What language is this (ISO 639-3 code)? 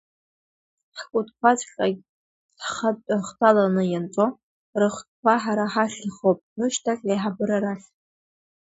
abk